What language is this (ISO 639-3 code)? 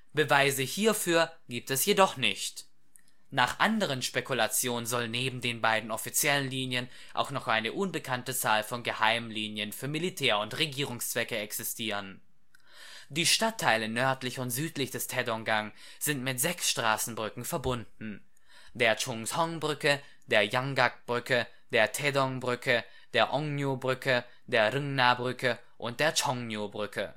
deu